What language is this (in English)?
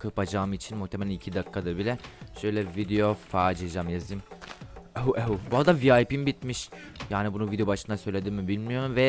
Turkish